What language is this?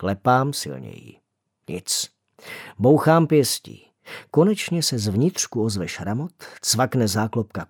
Czech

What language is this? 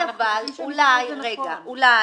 Hebrew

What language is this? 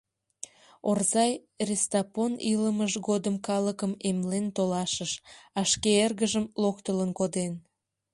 Mari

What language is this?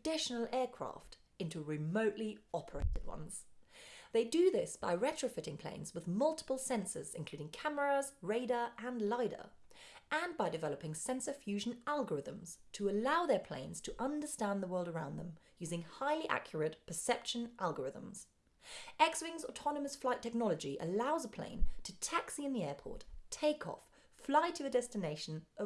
English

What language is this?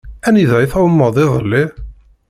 Kabyle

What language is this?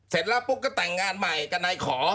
Thai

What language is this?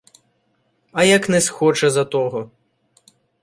Ukrainian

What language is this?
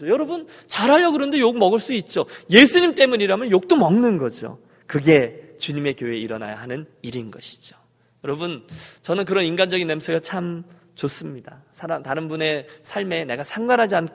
Korean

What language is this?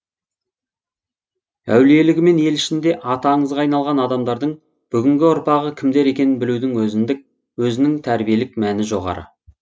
Kazakh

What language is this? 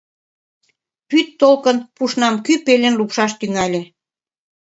Mari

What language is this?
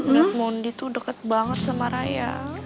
Indonesian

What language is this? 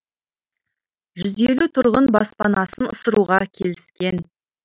Kazakh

